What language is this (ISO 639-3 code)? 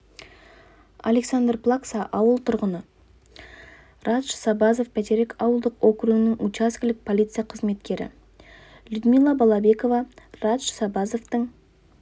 kaz